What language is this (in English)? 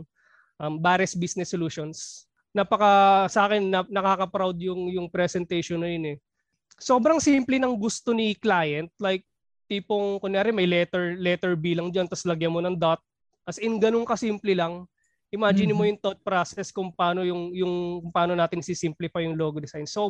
Filipino